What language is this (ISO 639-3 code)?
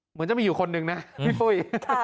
tha